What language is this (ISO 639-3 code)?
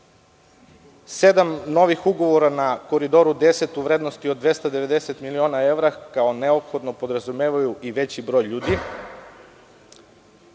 srp